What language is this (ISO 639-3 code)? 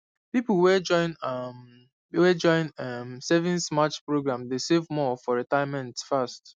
pcm